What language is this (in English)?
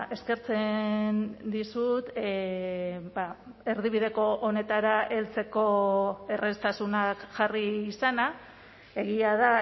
Basque